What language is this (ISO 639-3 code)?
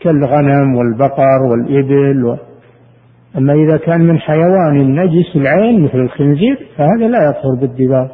ara